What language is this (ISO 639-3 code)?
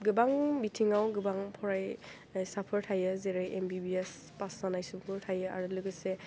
brx